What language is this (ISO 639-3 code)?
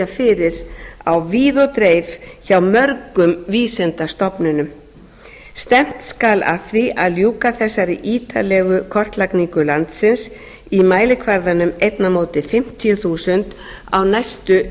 isl